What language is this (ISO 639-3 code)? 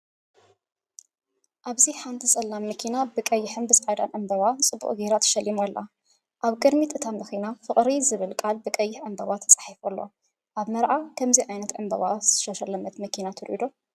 tir